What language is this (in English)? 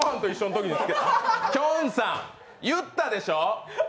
Japanese